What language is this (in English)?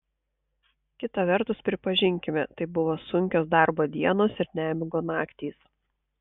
Lithuanian